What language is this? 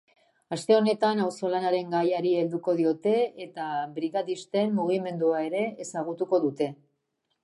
Basque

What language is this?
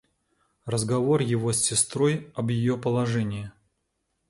Russian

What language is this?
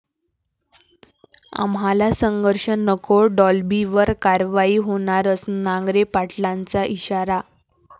Marathi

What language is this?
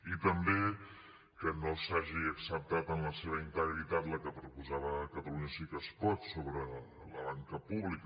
Catalan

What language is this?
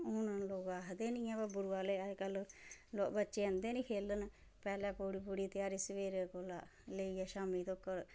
Dogri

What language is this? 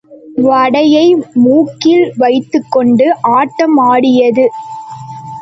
Tamil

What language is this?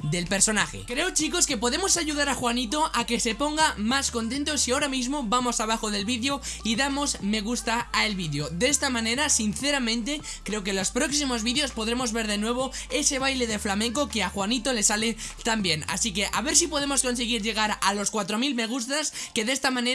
Spanish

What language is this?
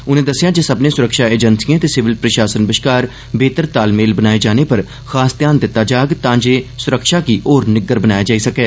Dogri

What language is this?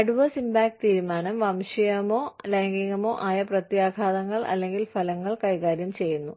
Malayalam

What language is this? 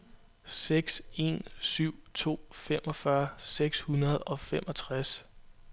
Danish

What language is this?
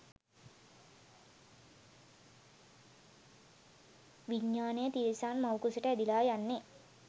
Sinhala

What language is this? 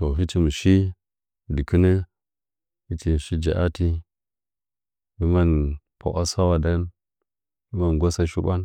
Nzanyi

